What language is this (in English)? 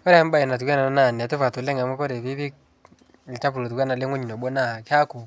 Masai